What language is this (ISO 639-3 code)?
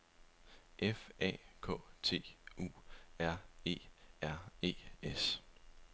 dan